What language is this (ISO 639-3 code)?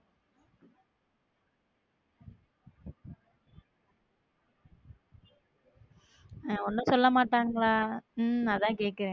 tam